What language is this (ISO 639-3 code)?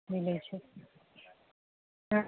mai